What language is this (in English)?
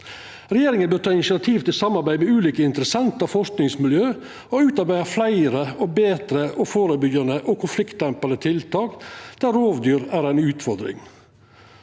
Norwegian